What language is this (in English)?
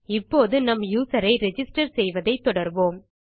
Tamil